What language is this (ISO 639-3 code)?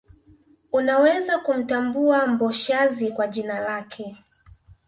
swa